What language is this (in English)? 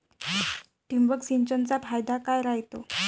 Marathi